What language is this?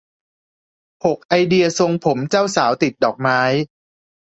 Thai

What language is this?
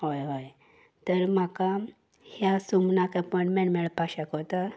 Konkani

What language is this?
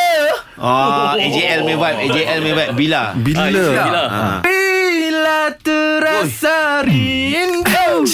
Malay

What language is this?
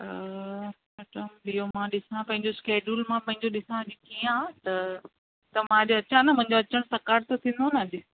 Sindhi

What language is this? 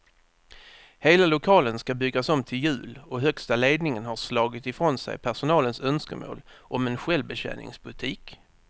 Swedish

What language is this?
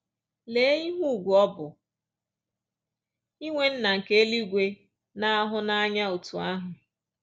Igbo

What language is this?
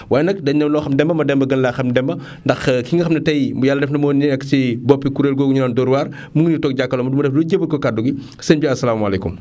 Wolof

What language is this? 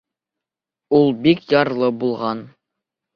Bashkir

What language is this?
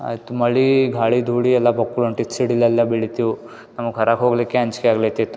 Kannada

